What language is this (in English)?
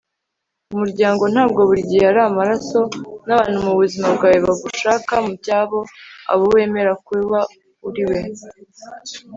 Kinyarwanda